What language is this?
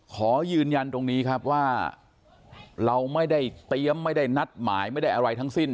Thai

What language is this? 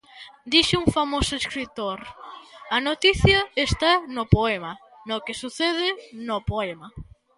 Galician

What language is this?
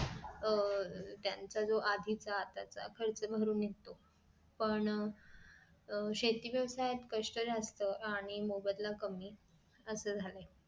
Marathi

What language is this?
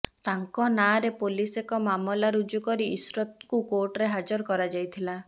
Odia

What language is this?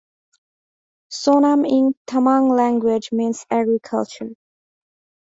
English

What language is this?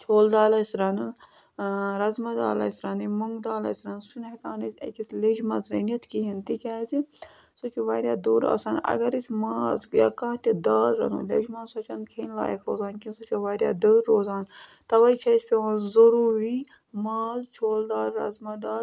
Kashmiri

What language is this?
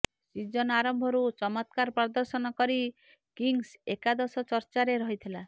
Odia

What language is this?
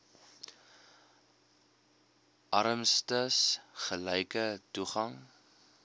Afrikaans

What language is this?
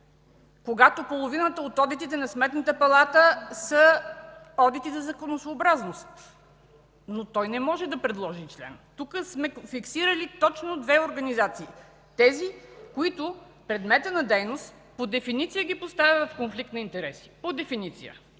Bulgarian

